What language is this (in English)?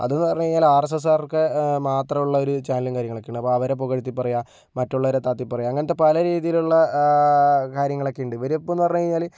Malayalam